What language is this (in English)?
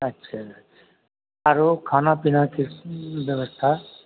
Maithili